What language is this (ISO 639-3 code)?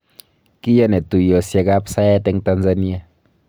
kln